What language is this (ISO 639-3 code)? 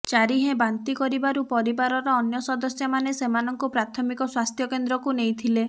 ori